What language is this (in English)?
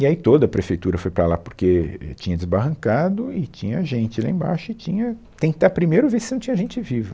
Portuguese